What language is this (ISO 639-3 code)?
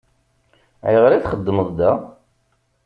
kab